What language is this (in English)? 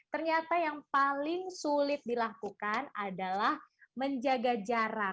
Indonesian